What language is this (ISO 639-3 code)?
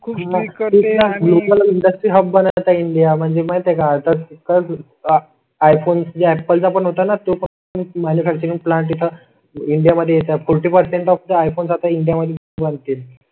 mar